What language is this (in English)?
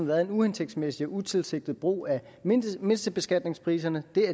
Danish